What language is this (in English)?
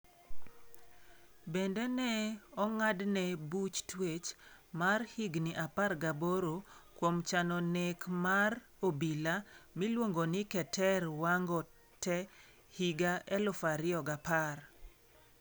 Luo (Kenya and Tanzania)